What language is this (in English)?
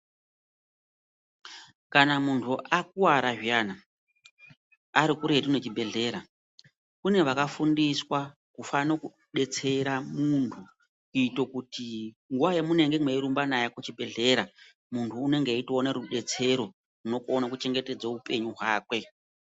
Ndau